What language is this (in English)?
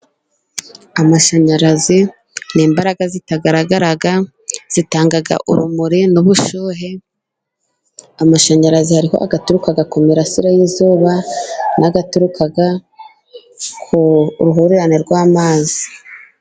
Kinyarwanda